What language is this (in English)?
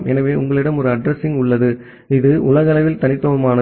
Tamil